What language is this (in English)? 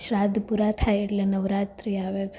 Gujarati